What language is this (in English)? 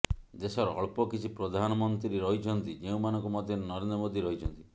Odia